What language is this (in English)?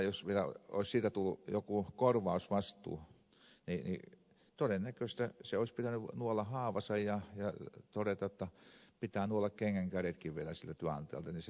Finnish